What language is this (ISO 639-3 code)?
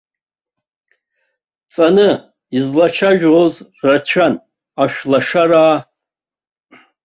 abk